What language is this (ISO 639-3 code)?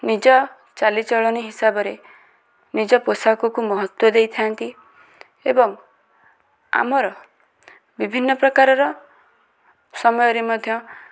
ori